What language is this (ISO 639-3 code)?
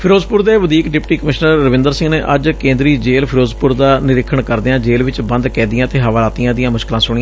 pan